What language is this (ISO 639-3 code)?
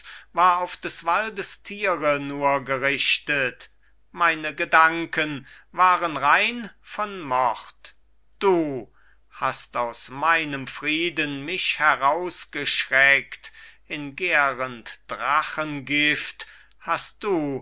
deu